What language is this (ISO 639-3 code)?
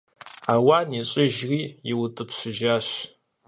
kbd